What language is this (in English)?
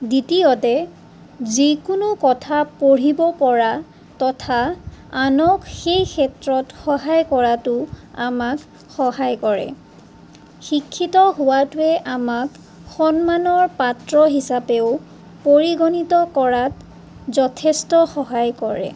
Assamese